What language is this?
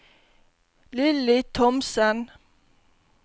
Norwegian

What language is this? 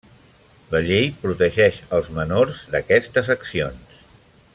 Catalan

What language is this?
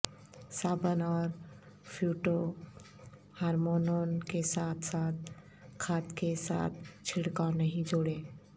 Urdu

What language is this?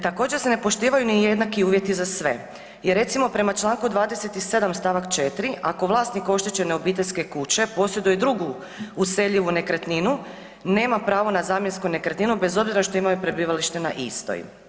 Croatian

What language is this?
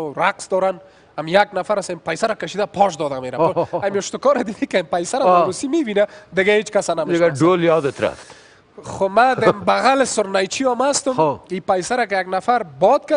Persian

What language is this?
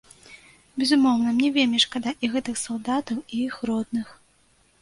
Belarusian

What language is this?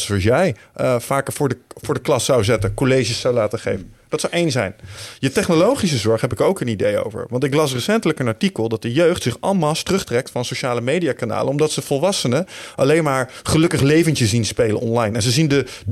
Dutch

